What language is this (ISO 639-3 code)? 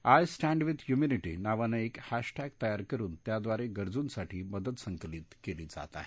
mar